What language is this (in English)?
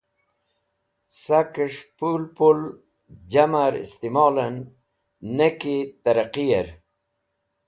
Wakhi